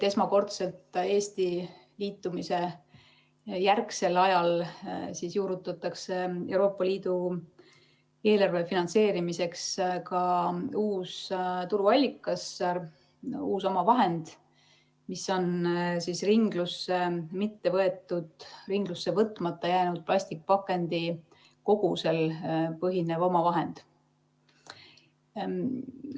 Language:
Estonian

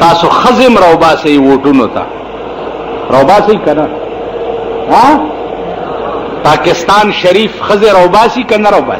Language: Romanian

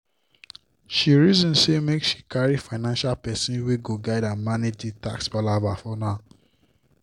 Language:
Nigerian Pidgin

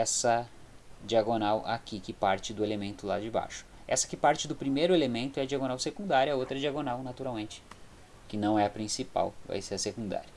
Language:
Portuguese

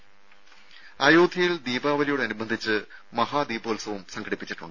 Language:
Malayalam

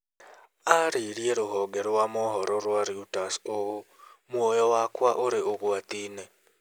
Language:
Kikuyu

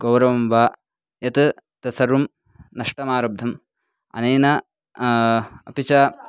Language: Sanskrit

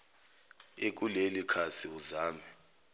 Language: Zulu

